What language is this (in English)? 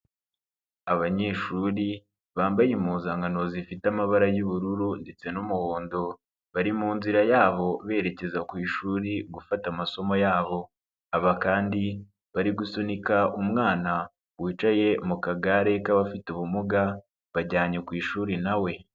Kinyarwanda